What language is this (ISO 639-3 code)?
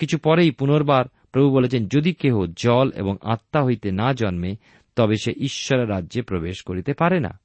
ben